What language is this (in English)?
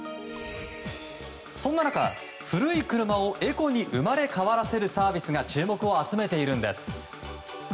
Japanese